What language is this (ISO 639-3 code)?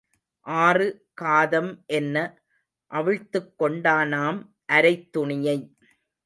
tam